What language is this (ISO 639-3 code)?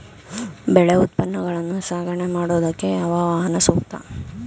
kan